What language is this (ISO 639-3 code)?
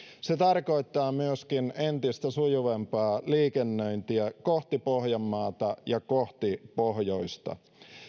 fin